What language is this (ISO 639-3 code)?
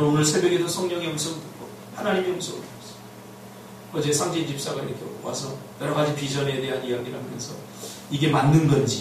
kor